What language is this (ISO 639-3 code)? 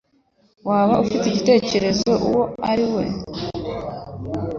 kin